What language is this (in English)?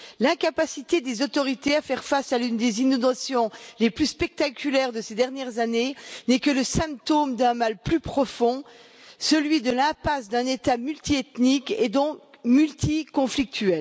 French